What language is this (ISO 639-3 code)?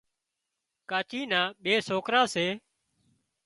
kxp